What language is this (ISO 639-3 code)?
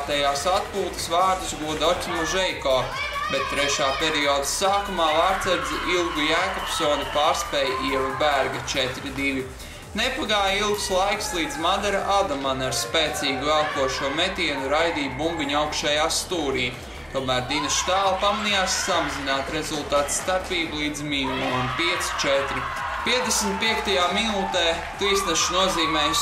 lav